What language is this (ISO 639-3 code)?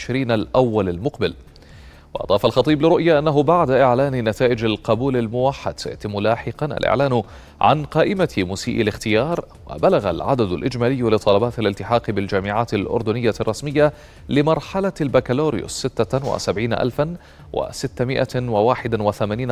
ara